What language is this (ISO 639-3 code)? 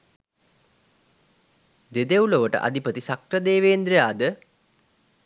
sin